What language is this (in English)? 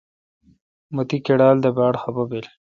Kalkoti